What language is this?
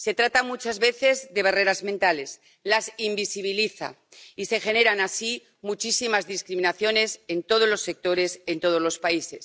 Spanish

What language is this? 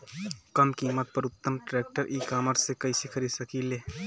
Bhojpuri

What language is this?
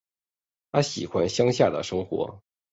Chinese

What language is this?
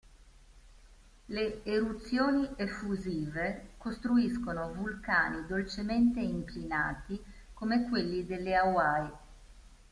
Italian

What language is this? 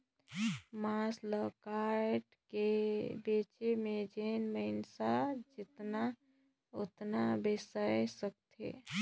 Chhattisgarhi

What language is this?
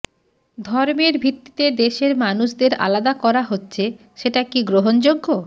Bangla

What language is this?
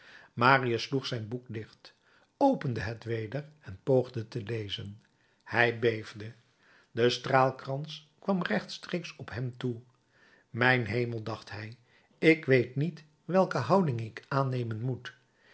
Dutch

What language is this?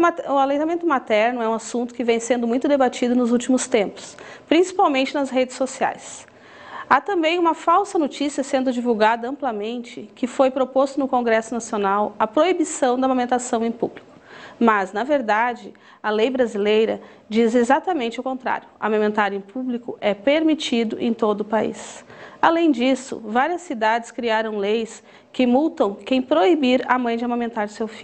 Portuguese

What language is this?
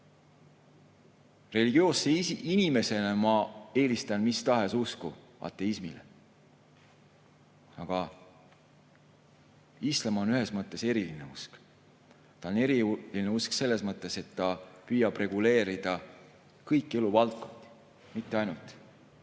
Estonian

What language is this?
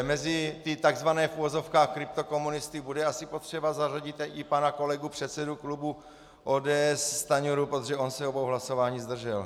Czech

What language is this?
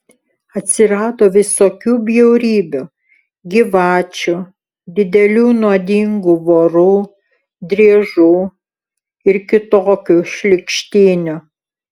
Lithuanian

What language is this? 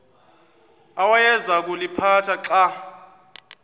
Xhosa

